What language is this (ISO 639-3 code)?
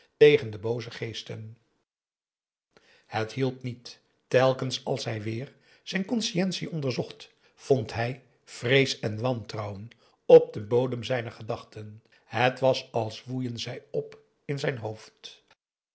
nld